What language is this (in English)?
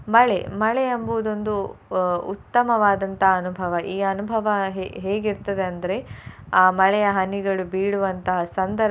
Kannada